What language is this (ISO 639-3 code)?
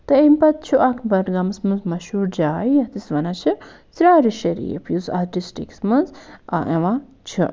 kas